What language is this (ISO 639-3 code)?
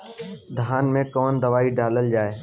bho